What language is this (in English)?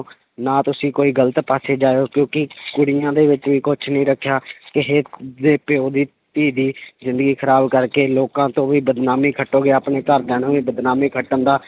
Punjabi